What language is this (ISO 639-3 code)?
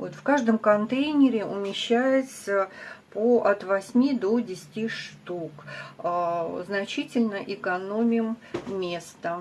rus